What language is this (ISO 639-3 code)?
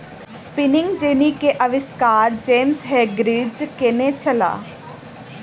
mai